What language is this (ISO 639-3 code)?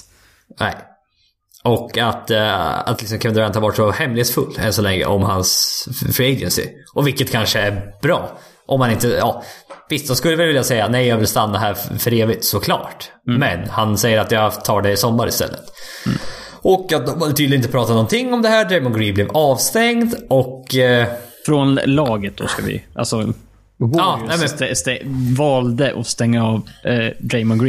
swe